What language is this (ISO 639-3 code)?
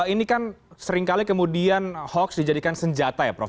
ind